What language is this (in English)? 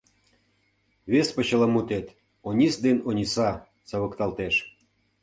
Mari